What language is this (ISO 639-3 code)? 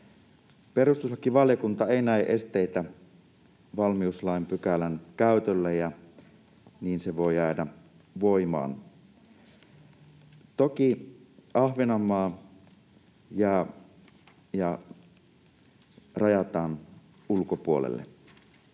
fin